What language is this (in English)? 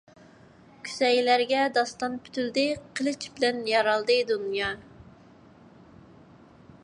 Uyghur